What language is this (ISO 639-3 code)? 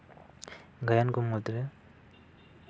sat